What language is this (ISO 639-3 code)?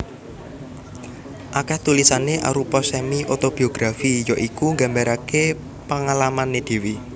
jav